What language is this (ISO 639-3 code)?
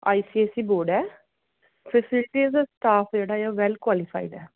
pan